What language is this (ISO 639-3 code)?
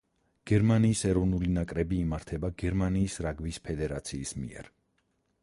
kat